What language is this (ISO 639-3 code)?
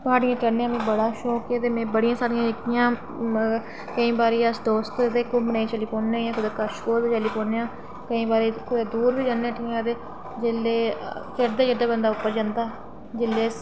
doi